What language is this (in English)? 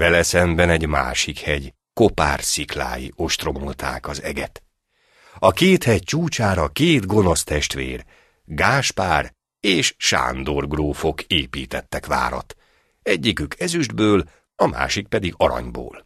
Hungarian